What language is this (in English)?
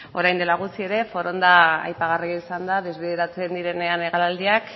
Basque